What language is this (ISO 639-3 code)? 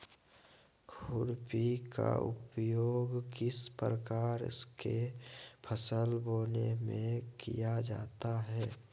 mag